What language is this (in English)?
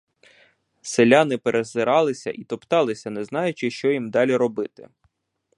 Ukrainian